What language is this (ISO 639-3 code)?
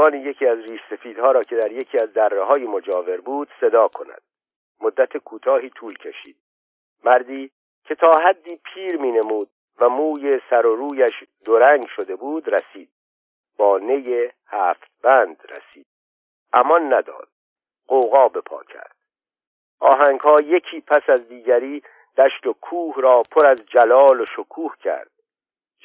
fas